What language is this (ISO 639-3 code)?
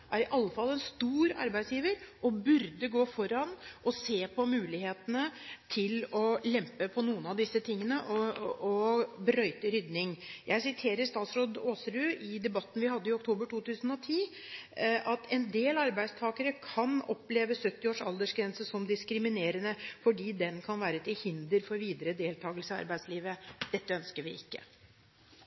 nob